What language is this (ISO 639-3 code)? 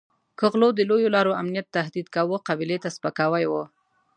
pus